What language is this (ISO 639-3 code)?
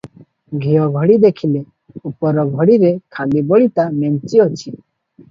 ori